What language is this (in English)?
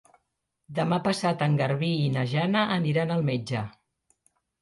Catalan